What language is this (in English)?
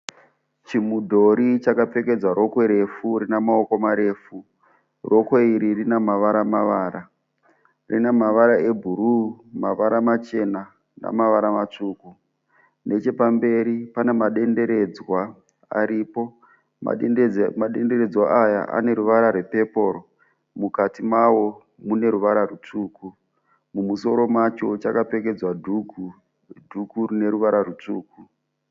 Shona